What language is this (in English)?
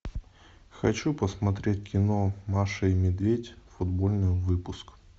Russian